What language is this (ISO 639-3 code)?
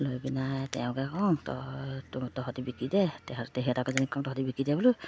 asm